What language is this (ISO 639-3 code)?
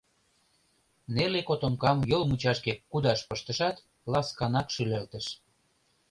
chm